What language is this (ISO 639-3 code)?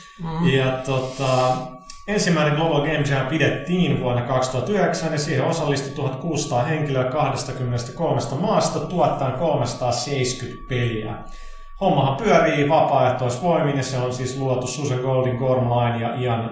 fin